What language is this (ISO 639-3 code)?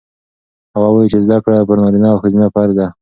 pus